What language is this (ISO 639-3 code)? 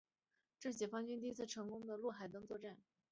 zho